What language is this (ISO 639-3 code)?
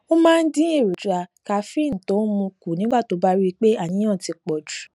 yor